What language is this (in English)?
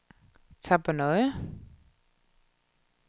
Danish